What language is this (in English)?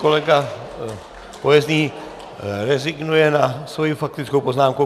Czech